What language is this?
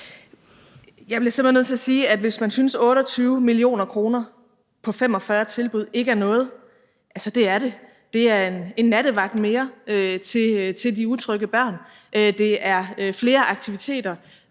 Danish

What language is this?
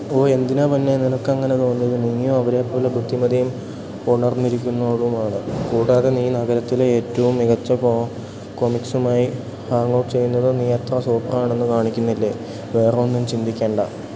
Malayalam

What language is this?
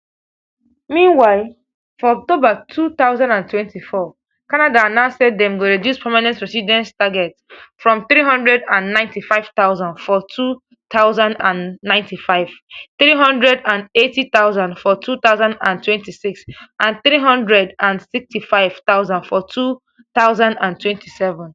Nigerian Pidgin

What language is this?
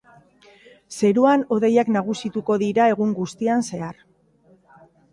Basque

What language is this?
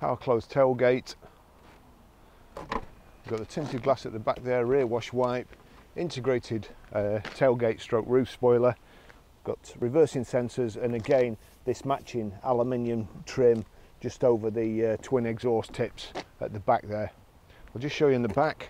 English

